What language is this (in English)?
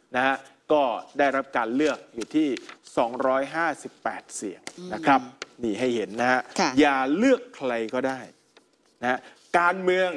Thai